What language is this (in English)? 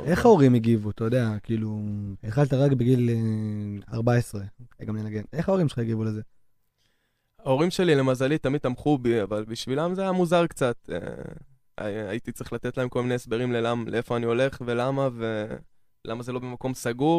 Hebrew